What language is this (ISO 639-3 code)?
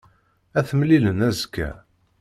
kab